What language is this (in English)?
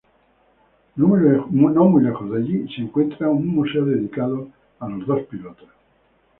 Spanish